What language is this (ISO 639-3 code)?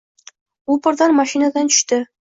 uzb